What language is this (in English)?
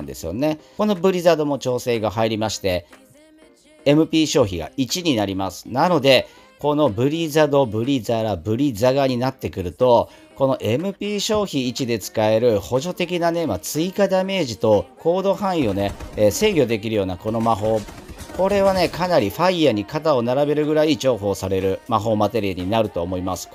Japanese